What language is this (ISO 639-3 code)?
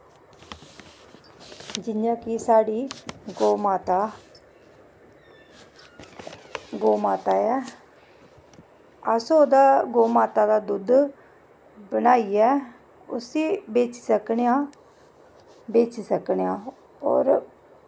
doi